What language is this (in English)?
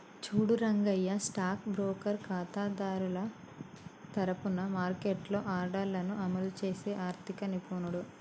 Telugu